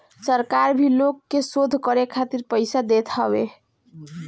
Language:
Bhojpuri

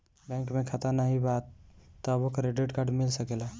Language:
Bhojpuri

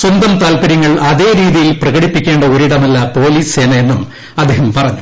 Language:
Malayalam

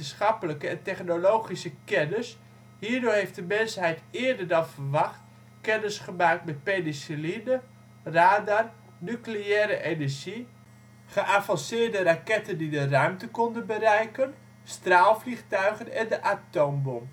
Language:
Dutch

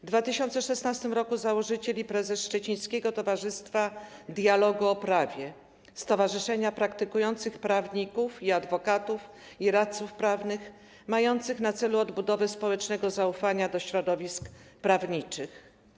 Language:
Polish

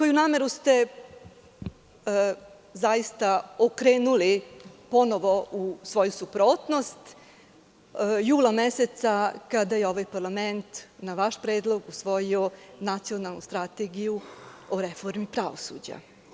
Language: Serbian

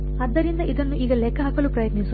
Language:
Kannada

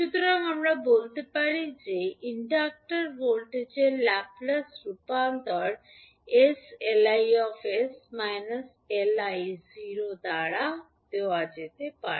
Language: Bangla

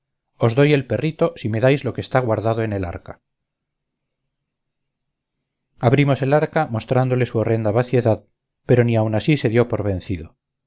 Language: Spanish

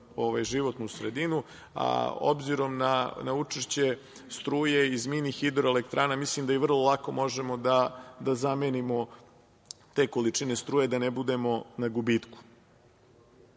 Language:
Serbian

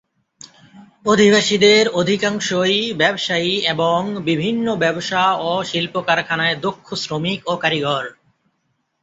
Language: Bangla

